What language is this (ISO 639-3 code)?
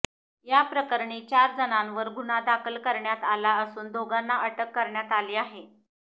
mar